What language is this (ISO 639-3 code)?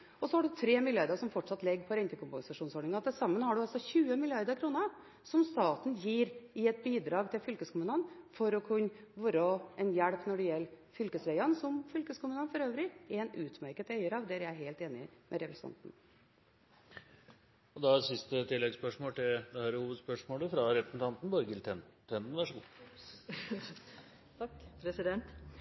nor